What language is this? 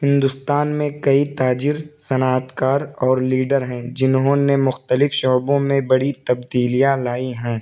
Urdu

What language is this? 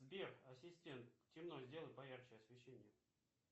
Russian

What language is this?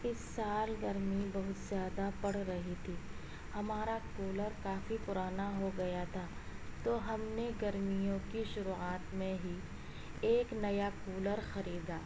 Urdu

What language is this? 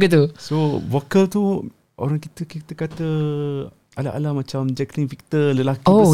Malay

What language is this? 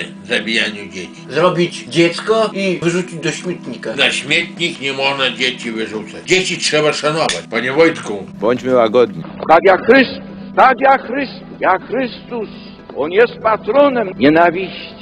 Polish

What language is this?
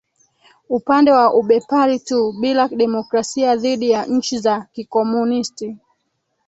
Swahili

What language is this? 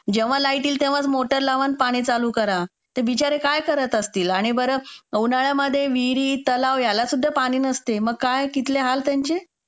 Marathi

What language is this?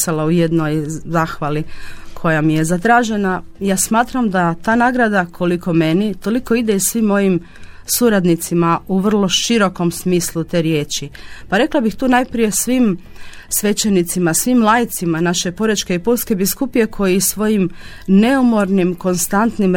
Croatian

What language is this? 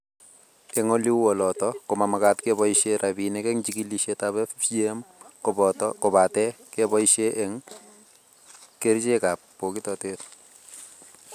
Kalenjin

